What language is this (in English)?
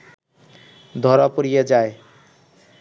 Bangla